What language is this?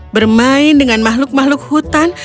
Indonesian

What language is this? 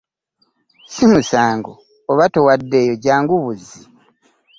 Ganda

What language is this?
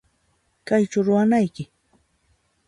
Puno Quechua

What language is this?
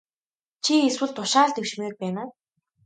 Mongolian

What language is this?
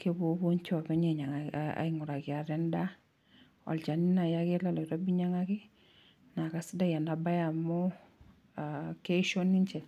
Masai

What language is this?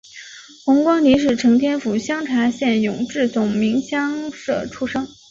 Chinese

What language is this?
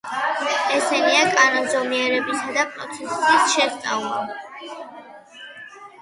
Georgian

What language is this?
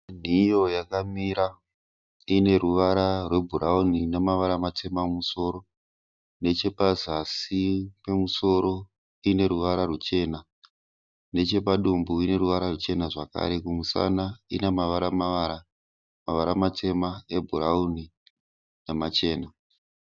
Shona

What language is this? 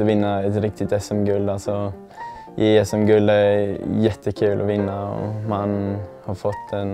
Swedish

